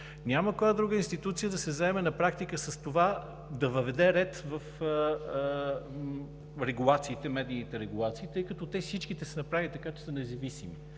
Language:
Bulgarian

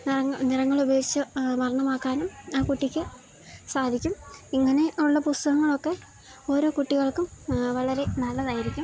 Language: Malayalam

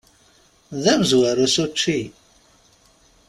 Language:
Kabyle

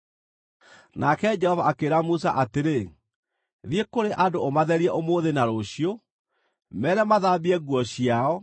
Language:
Kikuyu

